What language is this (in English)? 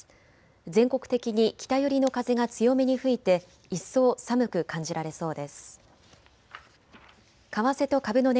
Japanese